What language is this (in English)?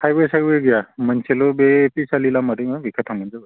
Bodo